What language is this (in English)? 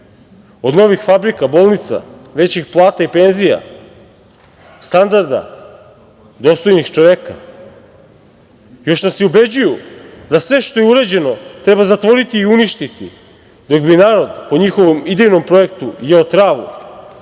Serbian